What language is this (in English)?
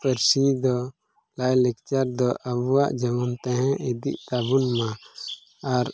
Santali